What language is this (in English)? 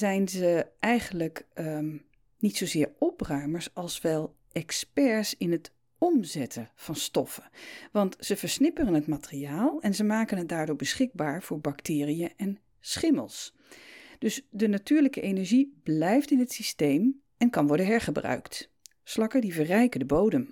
Dutch